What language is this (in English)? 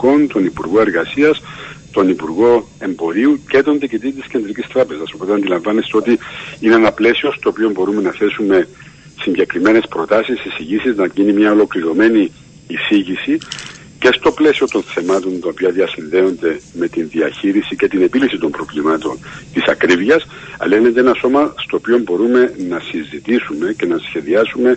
Greek